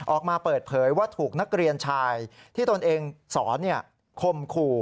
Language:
Thai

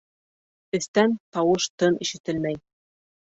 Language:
Bashkir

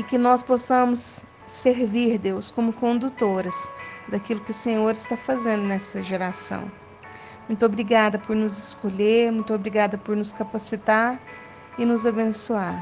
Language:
Portuguese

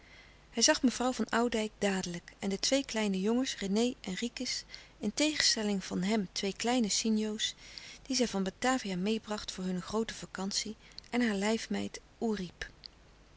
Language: Dutch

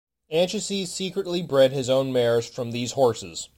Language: English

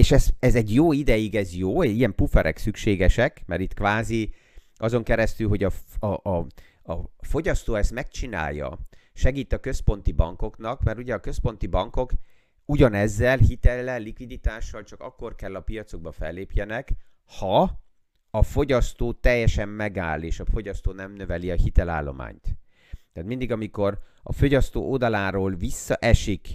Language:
Hungarian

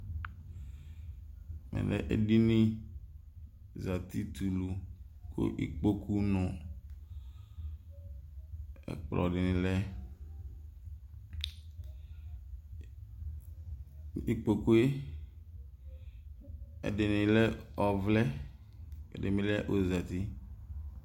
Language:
Ikposo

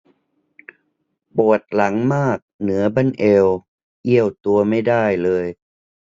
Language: Thai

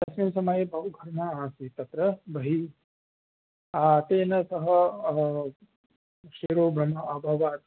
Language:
Sanskrit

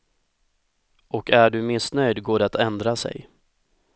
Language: Swedish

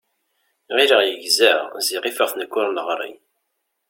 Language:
Kabyle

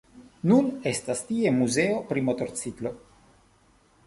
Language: Esperanto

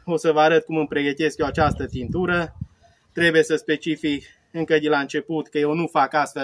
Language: Romanian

